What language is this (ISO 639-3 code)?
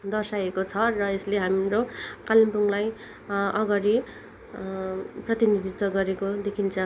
nep